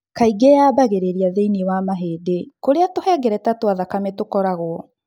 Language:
Kikuyu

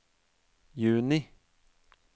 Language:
Norwegian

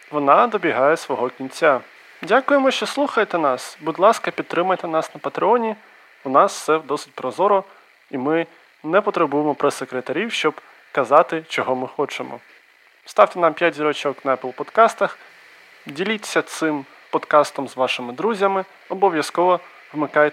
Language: Ukrainian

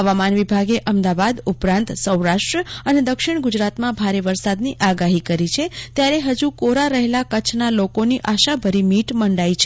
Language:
Gujarati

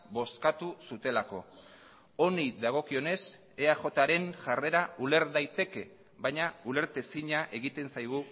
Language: Basque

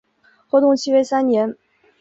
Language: Chinese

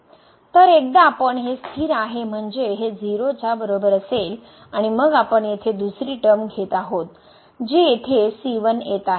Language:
Marathi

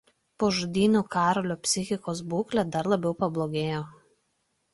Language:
Lithuanian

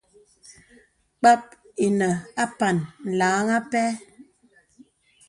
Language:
Bebele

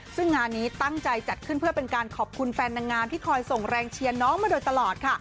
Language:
Thai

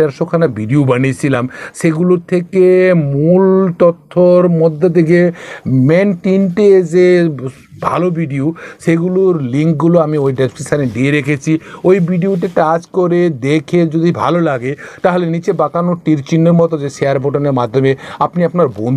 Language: Romanian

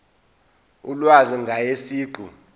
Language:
Zulu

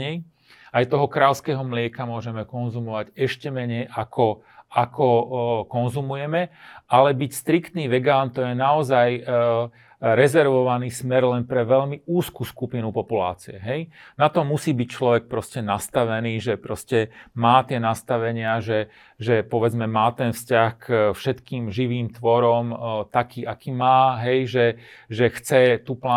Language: Slovak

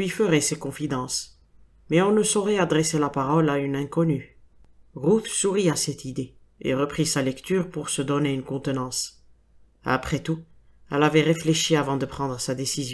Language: French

